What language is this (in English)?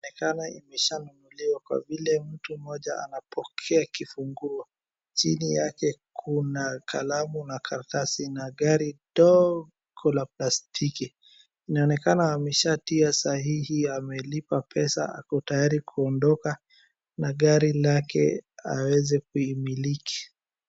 Swahili